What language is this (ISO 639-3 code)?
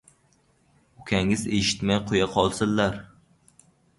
uzb